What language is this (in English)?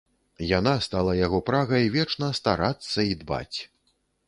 Belarusian